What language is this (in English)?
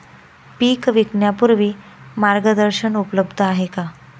Marathi